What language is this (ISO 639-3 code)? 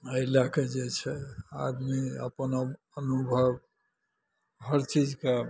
mai